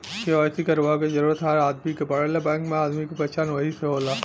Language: Bhojpuri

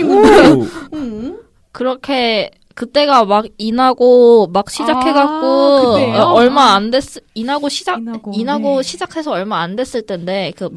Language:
Korean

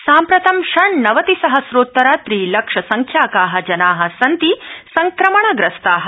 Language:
Sanskrit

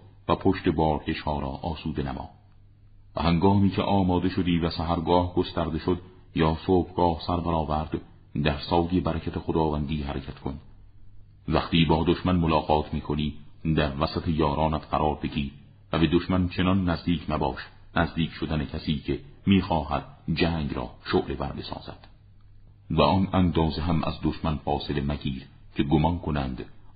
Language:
Persian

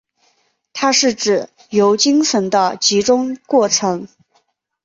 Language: Chinese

